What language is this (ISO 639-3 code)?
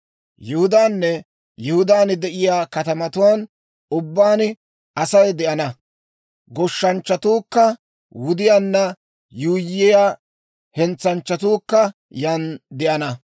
dwr